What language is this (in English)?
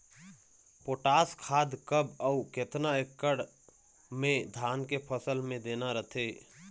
Chhattisgarhi